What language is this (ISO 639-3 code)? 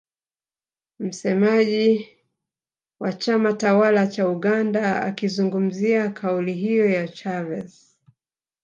swa